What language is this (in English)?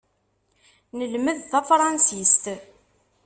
Kabyle